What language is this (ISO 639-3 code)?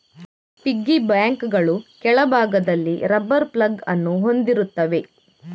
kan